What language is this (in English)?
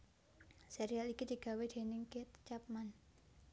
Javanese